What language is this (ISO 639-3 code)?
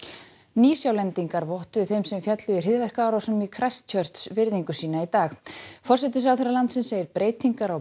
isl